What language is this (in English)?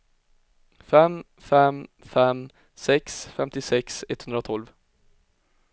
Swedish